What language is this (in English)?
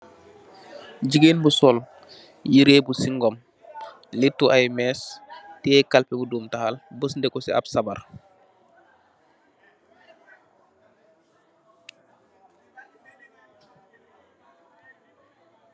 Wolof